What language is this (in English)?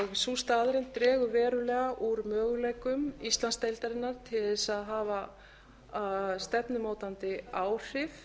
Icelandic